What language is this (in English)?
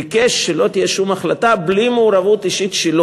Hebrew